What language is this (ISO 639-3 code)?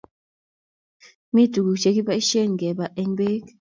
kln